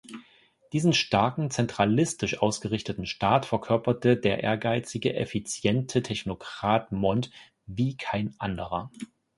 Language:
German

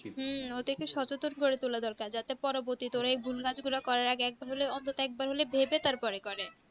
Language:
Bangla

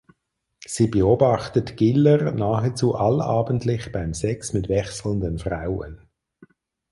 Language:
German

